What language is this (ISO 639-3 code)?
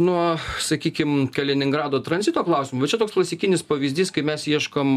lit